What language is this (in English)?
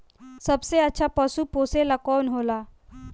Bhojpuri